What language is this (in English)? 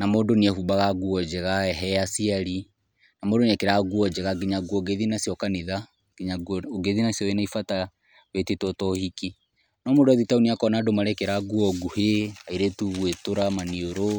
Kikuyu